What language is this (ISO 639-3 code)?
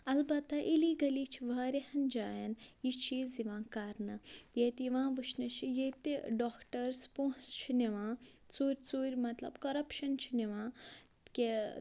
kas